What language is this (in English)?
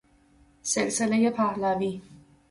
Persian